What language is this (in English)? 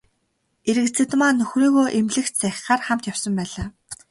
Mongolian